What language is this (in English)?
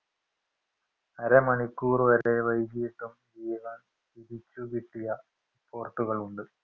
Malayalam